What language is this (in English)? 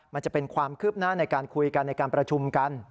Thai